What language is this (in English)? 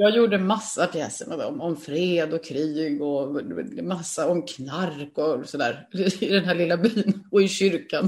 Swedish